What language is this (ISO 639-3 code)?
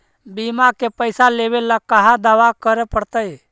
mag